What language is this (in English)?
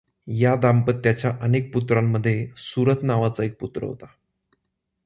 Marathi